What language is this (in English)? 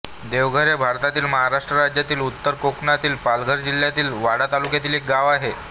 Marathi